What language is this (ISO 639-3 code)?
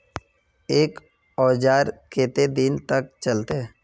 mag